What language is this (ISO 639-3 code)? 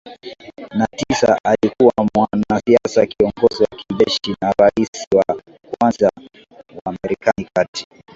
swa